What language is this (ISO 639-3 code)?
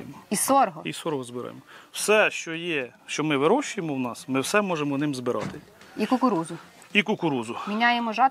ukr